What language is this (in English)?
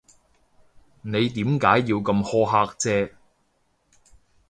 Cantonese